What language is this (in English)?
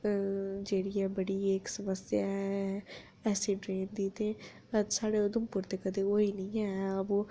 Dogri